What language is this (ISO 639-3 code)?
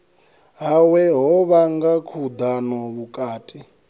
ven